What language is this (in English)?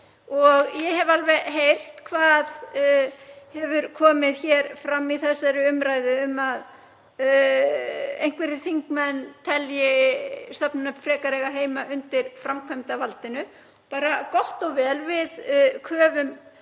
Icelandic